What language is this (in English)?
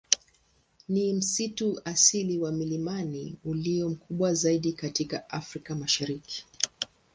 Swahili